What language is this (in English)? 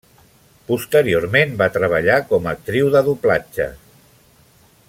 Catalan